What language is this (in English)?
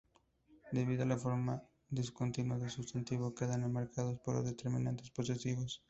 Spanish